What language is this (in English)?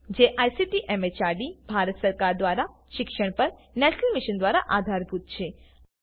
Gujarati